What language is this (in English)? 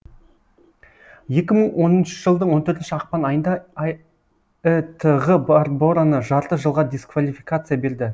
Kazakh